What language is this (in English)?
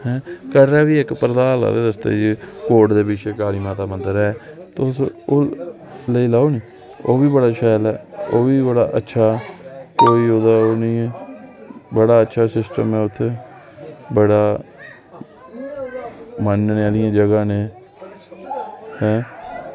Dogri